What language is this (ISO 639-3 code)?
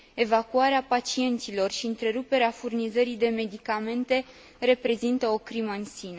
ron